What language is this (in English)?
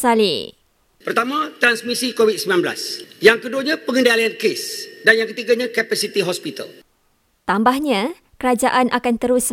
Malay